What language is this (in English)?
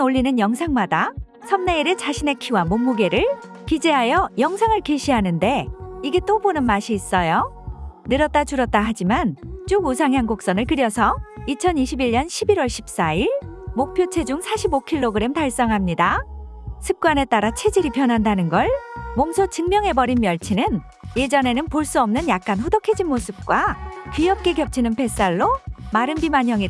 Korean